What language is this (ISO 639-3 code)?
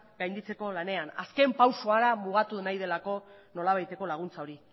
eus